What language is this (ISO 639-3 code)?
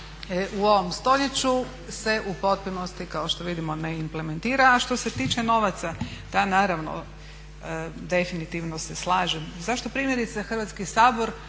hrv